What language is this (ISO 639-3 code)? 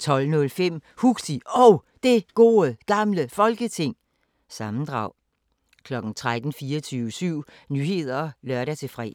dan